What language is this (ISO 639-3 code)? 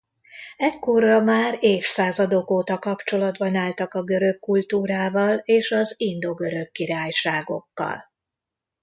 hun